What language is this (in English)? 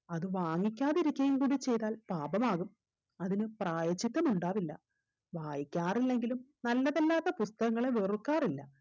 Malayalam